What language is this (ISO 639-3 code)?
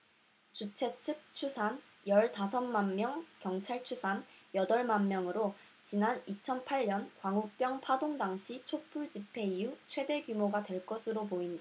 kor